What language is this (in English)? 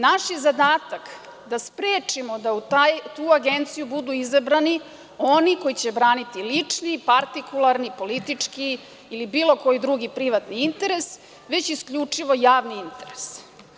Serbian